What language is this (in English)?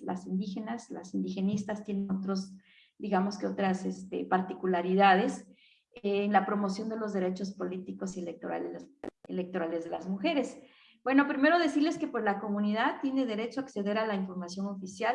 Spanish